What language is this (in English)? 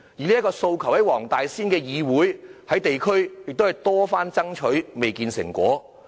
Cantonese